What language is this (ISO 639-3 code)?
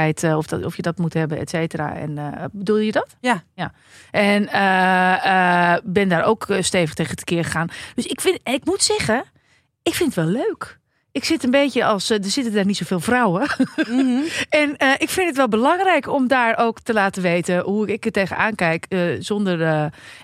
nld